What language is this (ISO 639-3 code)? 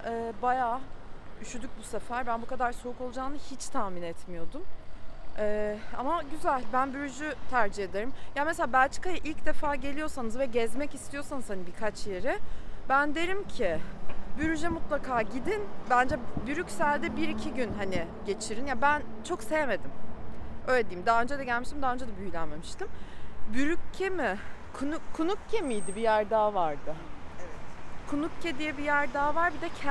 tur